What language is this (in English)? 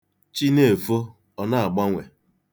Igbo